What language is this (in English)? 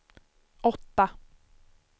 Swedish